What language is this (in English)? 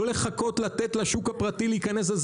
Hebrew